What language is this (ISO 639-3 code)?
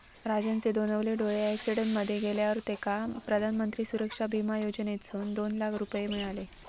mar